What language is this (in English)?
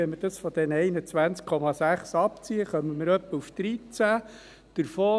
Swiss German